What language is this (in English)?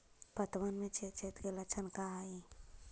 Magahi